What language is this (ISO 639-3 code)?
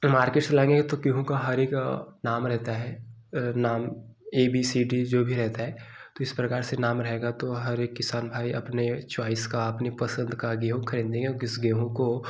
hin